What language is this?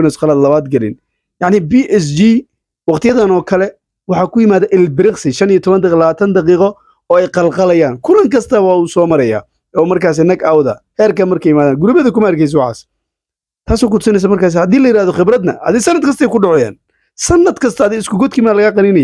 Arabic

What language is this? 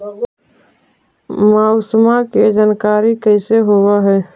Magahi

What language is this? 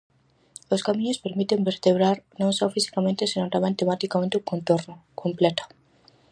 Galician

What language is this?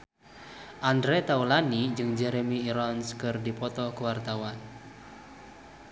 Sundanese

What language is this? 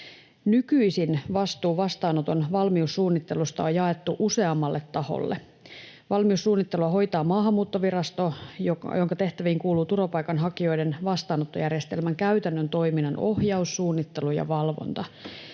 Finnish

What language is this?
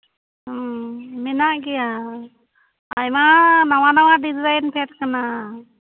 Santali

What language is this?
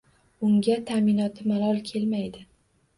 Uzbek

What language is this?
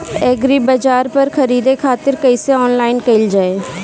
Bhojpuri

